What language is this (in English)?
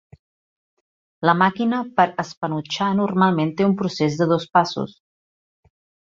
Catalan